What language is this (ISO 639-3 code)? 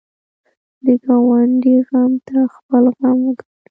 pus